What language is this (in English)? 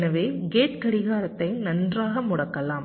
Tamil